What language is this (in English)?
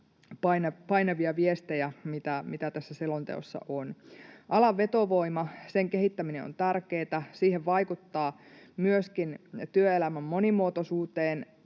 Finnish